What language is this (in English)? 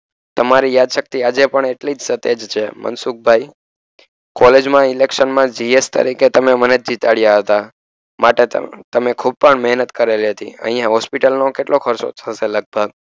Gujarati